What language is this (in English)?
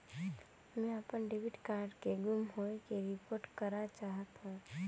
Chhattisgarhi